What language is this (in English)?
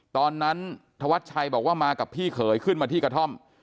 Thai